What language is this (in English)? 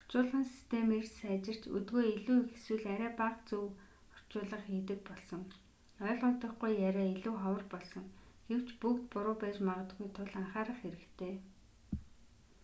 Mongolian